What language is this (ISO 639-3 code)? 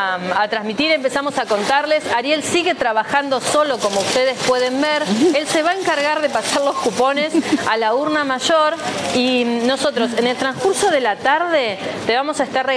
spa